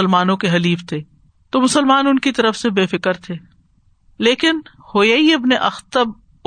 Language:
Urdu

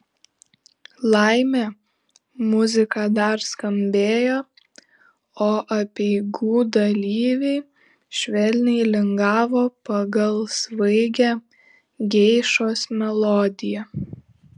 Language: Lithuanian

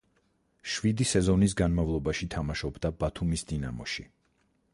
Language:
Georgian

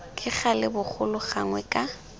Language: Tswana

